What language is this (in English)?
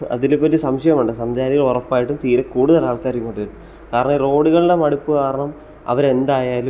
Malayalam